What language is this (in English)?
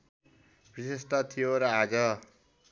Nepali